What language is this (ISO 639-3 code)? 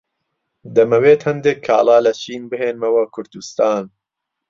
ckb